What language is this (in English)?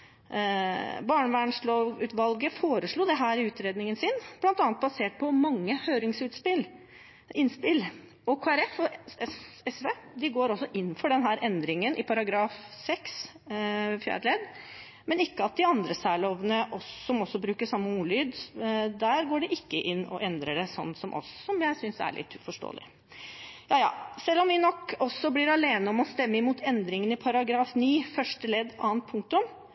Norwegian Bokmål